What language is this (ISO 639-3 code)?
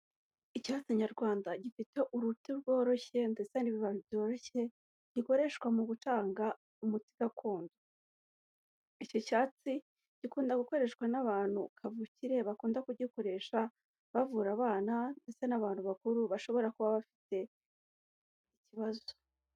kin